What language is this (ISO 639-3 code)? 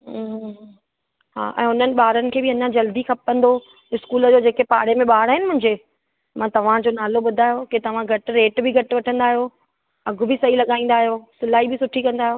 snd